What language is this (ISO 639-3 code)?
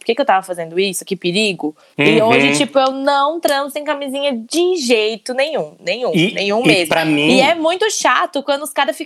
por